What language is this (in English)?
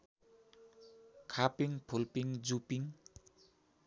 Nepali